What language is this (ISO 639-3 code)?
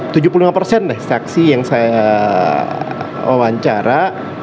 ind